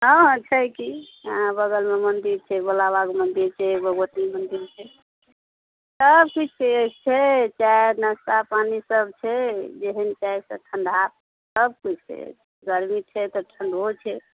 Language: Maithili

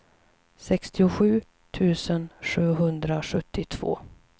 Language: Swedish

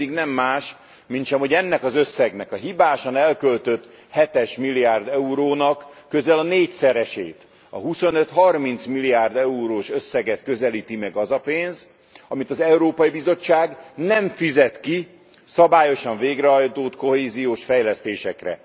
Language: Hungarian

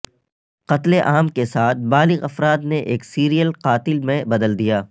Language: Urdu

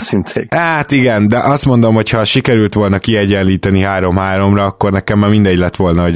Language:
Hungarian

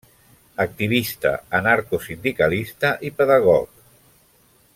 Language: Catalan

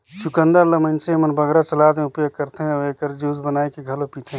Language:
Chhattisgarhi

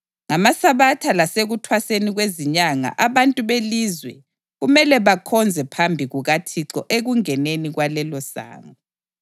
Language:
North Ndebele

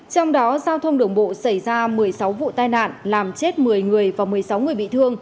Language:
Vietnamese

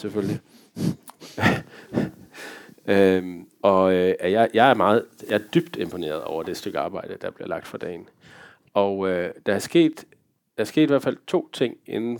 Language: Danish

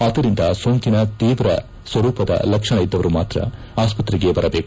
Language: Kannada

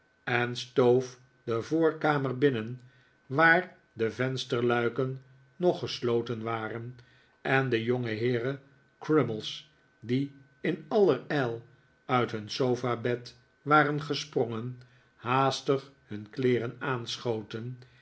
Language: Dutch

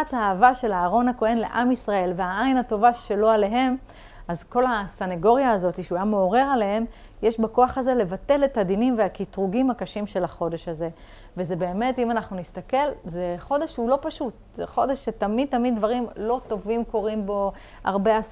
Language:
Hebrew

